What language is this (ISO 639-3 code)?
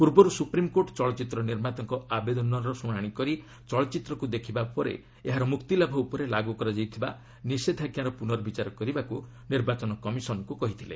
ori